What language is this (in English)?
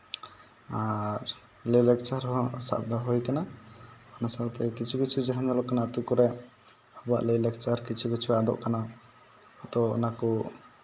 Santali